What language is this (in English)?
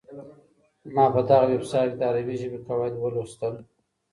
Pashto